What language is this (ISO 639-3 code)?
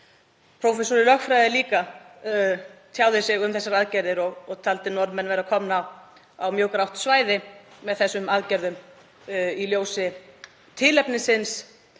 isl